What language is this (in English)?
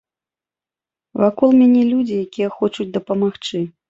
Belarusian